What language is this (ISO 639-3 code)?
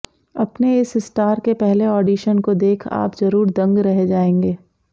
hin